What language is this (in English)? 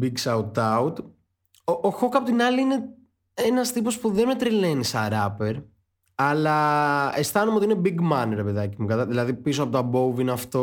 Greek